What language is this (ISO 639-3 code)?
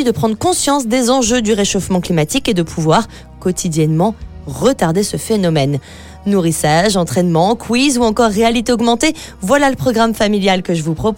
fra